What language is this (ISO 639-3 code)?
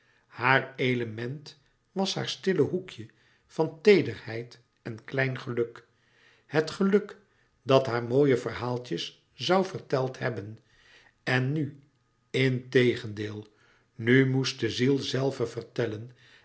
nld